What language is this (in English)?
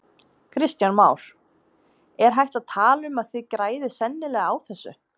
Icelandic